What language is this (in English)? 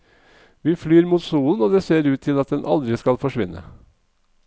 Norwegian